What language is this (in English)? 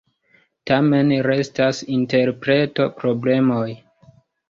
Esperanto